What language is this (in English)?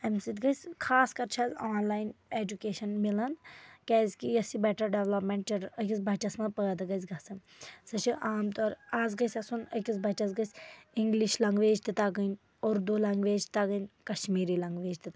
Kashmiri